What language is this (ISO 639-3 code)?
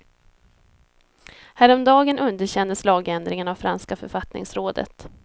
swe